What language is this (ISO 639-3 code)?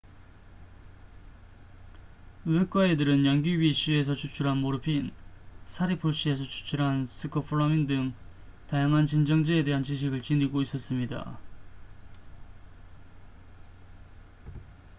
kor